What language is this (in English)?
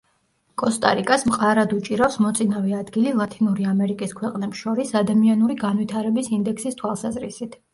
Georgian